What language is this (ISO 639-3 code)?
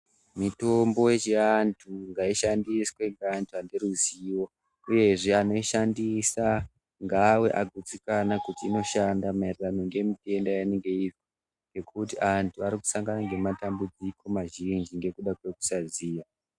ndc